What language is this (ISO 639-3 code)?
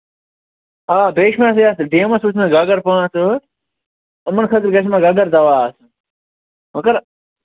kas